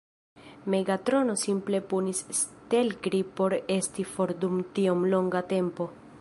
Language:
Esperanto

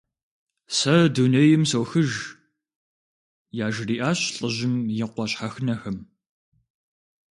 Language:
Kabardian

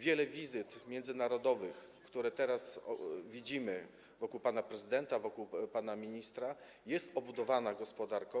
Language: Polish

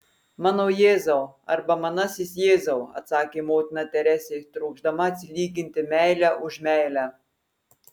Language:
Lithuanian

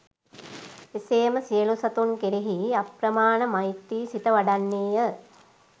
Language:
Sinhala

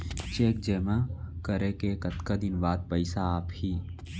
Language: Chhattisgarhi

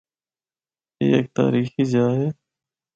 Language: Northern Hindko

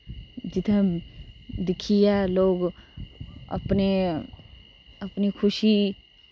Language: Dogri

